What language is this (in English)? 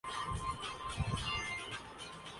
Urdu